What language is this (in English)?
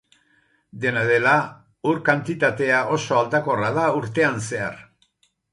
Basque